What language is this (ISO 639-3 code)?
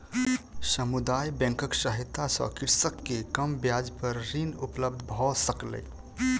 mai